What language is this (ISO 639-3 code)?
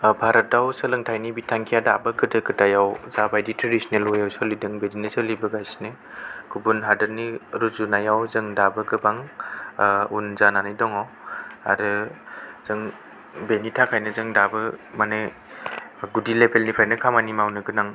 brx